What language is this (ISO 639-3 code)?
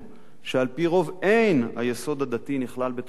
heb